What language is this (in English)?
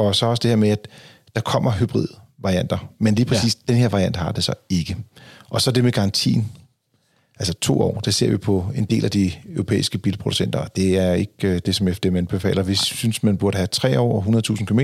Danish